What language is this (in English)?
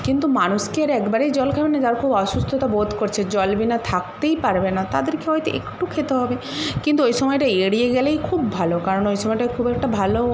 Bangla